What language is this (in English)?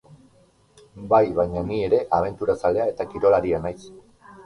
Basque